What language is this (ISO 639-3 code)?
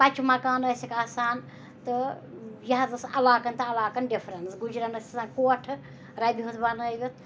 kas